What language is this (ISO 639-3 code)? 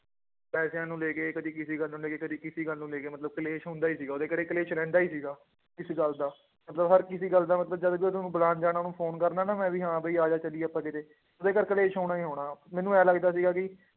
pan